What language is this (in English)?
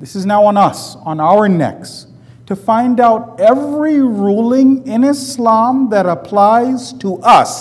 English